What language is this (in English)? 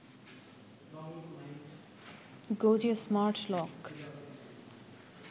Bangla